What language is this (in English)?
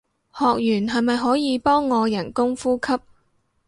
Cantonese